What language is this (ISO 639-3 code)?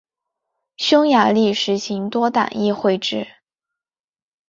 zho